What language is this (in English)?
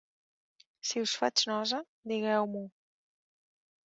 Catalan